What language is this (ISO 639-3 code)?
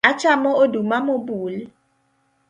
luo